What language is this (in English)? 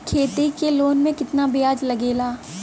Bhojpuri